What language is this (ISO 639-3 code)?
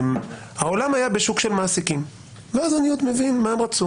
heb